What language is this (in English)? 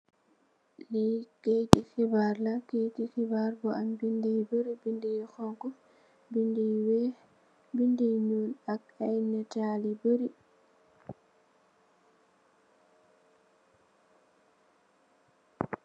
Wolof